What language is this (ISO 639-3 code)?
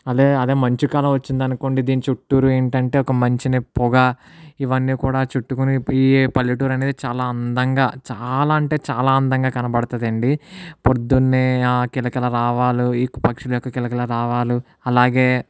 tel